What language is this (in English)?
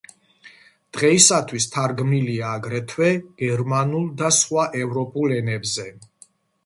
Georgian